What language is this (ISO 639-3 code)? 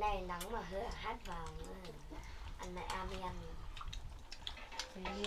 vie